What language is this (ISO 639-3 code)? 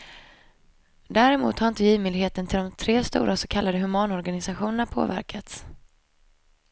swe